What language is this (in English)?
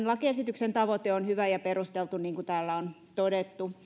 Finnish